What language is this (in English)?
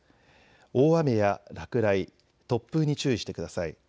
Japanese